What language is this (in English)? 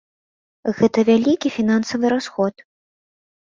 Belarusian